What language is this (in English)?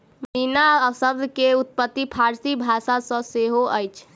Maithili